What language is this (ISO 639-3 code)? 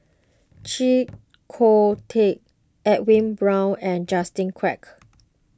eng